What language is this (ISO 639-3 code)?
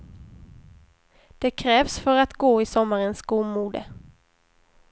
swe